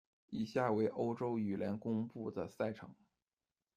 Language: Chinese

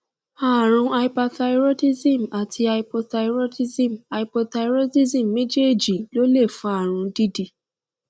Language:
Yoruba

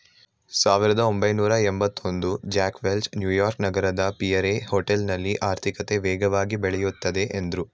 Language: Kannada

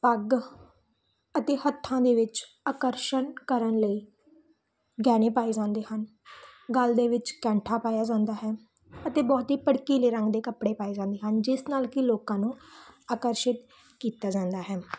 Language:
Punjabi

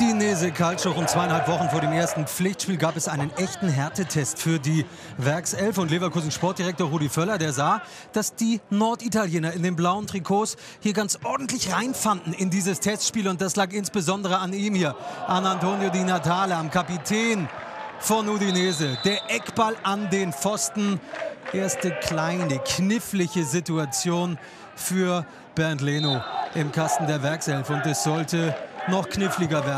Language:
German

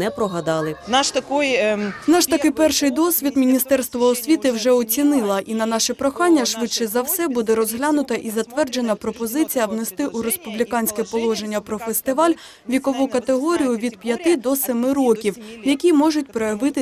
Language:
Ukrainian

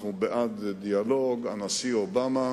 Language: Hebrew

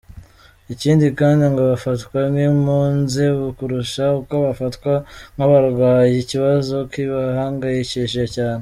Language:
Kinyarwanda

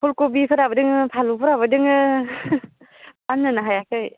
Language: Bodo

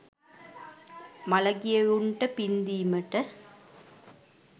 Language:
Sinhala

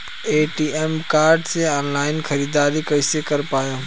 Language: Bhojpuri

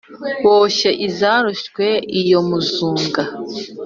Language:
Kinyarwanda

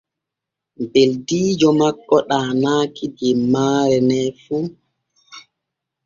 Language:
Borgu Fulfulde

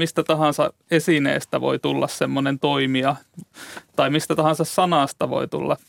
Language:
Finnish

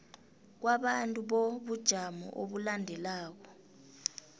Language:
South Ndebele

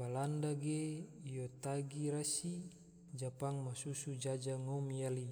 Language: Tidore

